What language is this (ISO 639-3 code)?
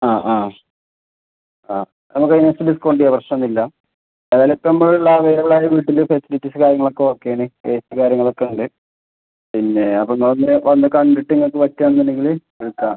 mal